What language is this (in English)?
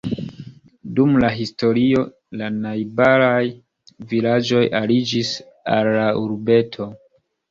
Esperanto